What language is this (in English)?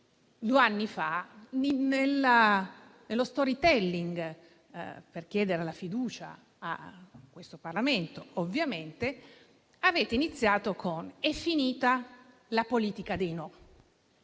Italian